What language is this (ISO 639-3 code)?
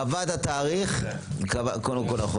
heb